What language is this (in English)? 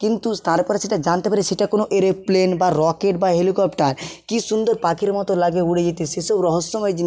Bangla